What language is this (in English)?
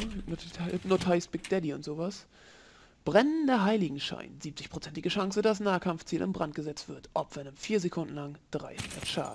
German